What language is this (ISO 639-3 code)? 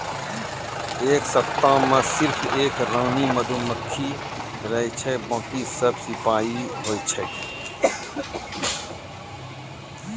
mai